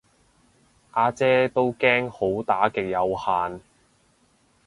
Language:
Cantonese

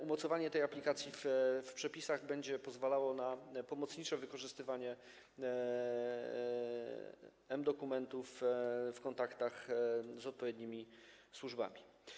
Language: Polish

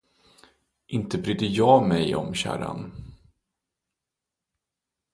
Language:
Swedish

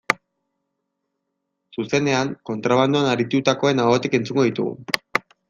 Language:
Basque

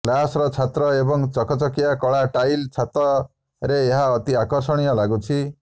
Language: Odia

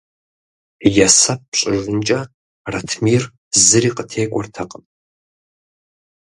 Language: Kabardian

